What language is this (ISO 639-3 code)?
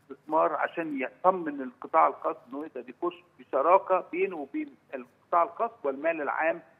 ara